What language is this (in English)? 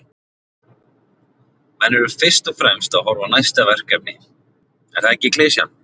Icelandic